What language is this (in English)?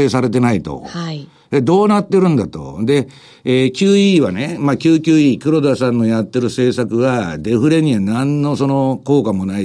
Japanese